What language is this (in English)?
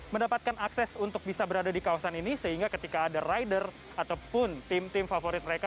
Indonesian